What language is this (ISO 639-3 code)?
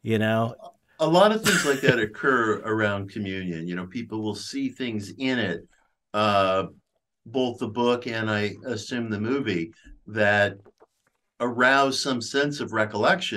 eng